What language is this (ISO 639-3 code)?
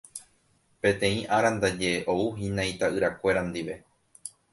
grn